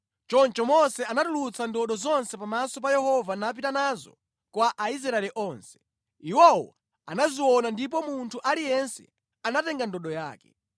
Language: Nyanja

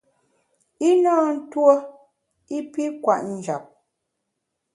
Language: Bamun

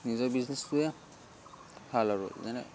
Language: Assamese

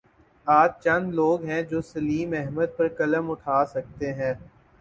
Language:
Urdu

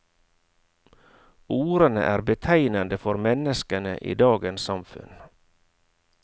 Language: Norwegian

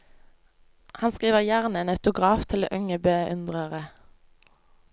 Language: Norwegian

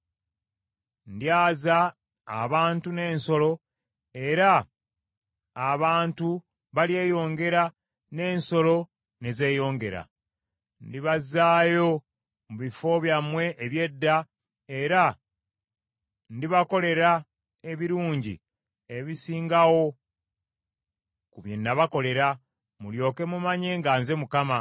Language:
Ganda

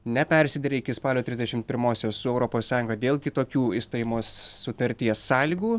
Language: Lithuanian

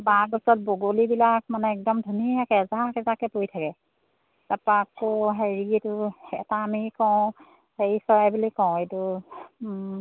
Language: Assamese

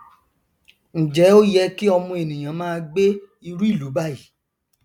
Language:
Yoruba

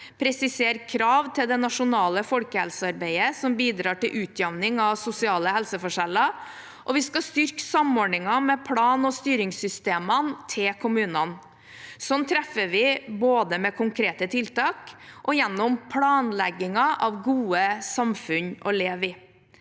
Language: Norwegian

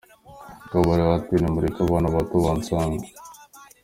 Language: Kinyarwanda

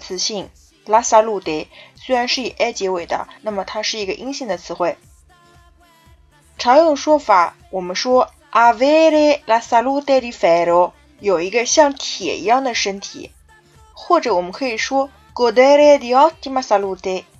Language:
Chinese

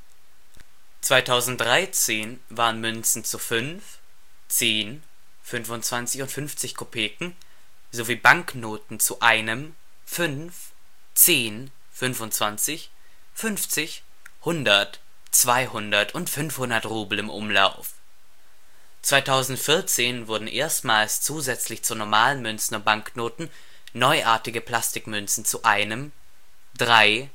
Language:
German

